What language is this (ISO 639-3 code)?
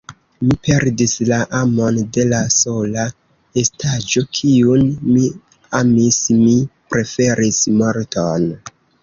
epo